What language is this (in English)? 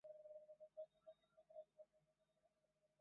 Chinese